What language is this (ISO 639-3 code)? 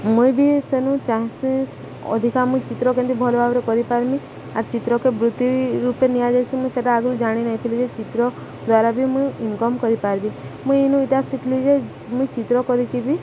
ori